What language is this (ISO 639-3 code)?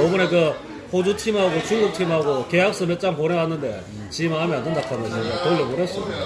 kor